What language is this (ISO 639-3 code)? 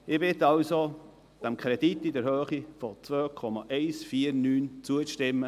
gsw